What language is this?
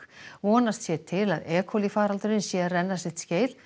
Icelandic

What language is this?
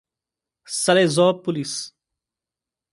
Portuguese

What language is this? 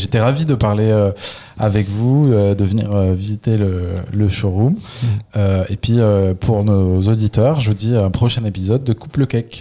French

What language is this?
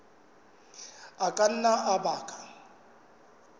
Southern Sotho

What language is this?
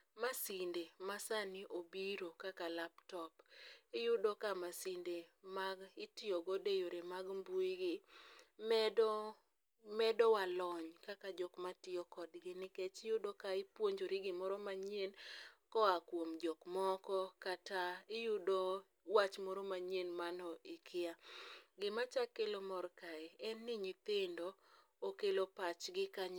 Luo (Kenya and Tanzania)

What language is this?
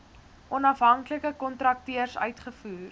Afrikaans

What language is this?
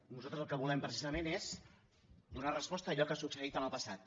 Catalan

